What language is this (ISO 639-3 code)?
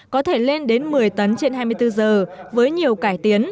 vie